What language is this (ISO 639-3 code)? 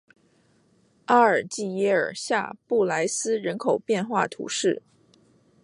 zho